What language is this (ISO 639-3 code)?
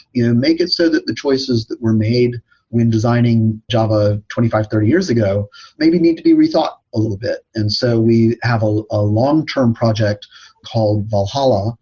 eng